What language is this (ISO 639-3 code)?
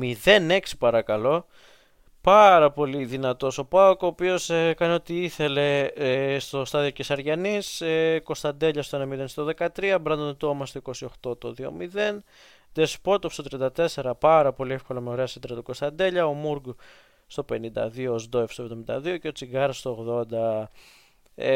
ell